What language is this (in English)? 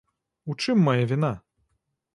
Belarusian